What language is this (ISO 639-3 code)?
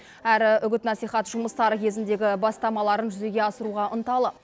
kaz